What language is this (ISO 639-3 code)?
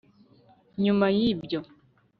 kin